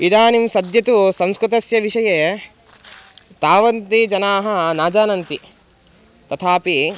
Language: Sanskrit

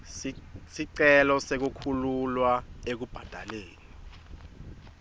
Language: Swati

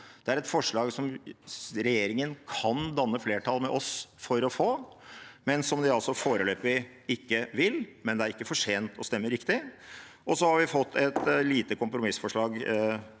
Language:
Norwegian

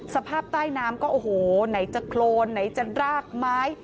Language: Thai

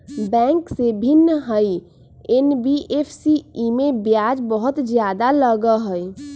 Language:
Magahi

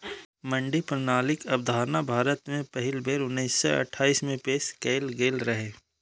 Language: Maithili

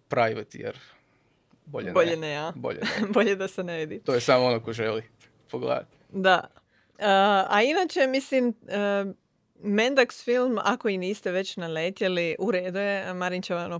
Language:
Croatian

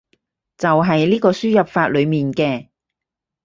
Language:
Cantonese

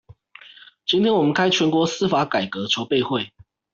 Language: Chinese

